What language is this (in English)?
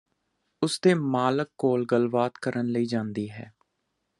Punjabi